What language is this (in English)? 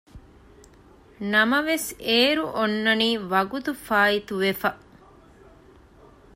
Divehi